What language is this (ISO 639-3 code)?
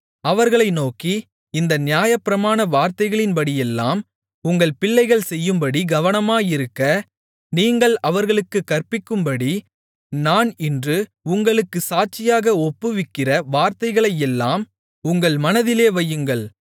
tam